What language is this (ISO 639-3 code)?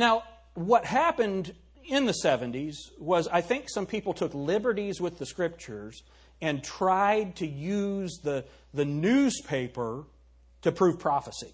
eng